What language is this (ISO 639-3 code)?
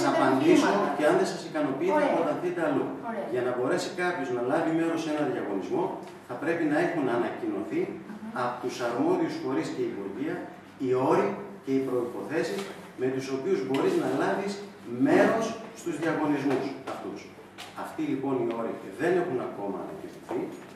ell